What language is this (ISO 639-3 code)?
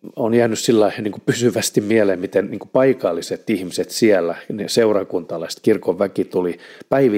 fin